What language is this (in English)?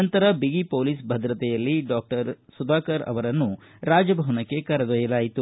Kannada